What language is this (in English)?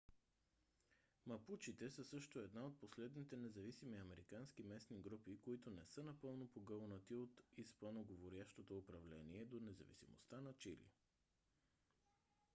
Bulgarian